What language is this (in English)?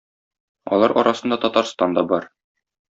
Tatar